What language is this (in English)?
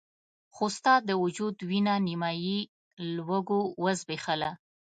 Pashto